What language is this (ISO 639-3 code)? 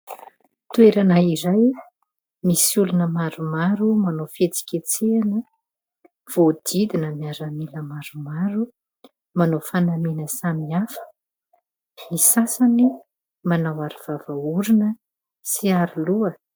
mlg